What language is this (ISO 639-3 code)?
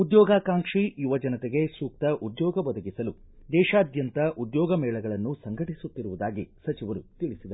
kan